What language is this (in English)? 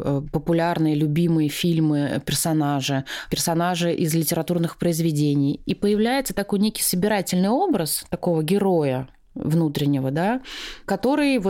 Russian